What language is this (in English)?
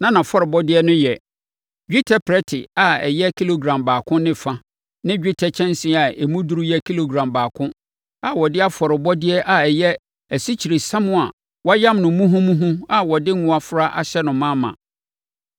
Akan